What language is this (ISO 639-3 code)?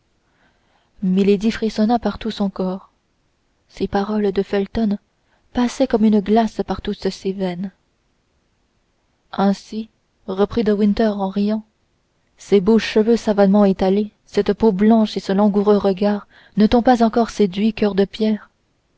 fra